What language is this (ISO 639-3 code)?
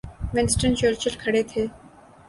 urd